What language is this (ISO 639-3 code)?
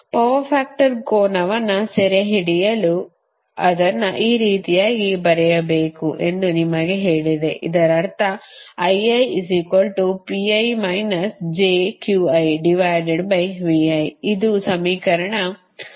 kan